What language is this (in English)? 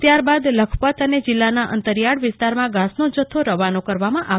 Gujarati